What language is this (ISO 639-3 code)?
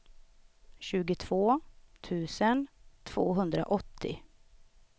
swe